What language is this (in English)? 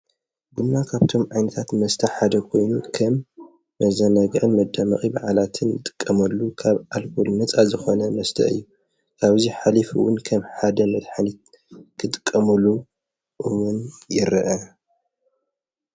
Tigrinya